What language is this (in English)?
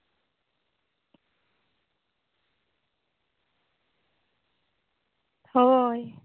Santali